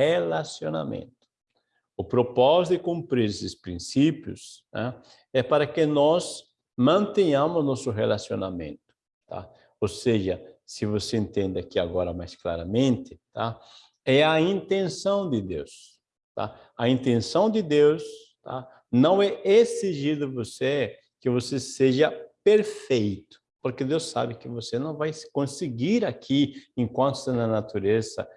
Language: Portuguese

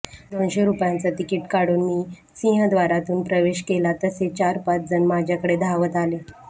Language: Marathi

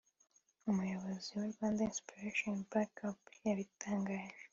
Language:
Kinyarwanda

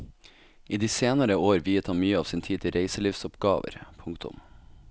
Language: Norwegian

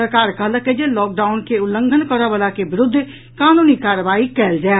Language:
Maithili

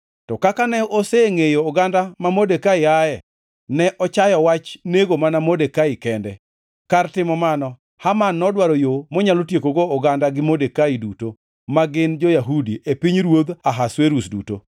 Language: Luo (Kenya and Tanzania)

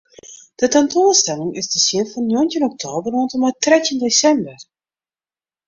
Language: Western Frisian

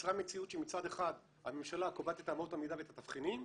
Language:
Hebrew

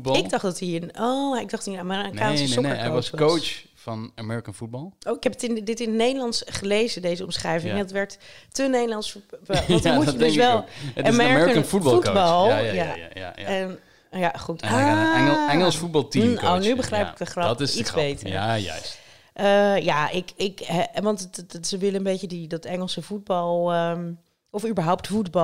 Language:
Dutch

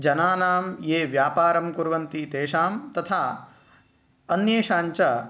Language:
Sanskrit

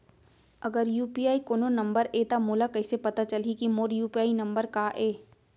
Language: Chhattisgarhi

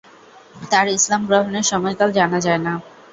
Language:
Bangla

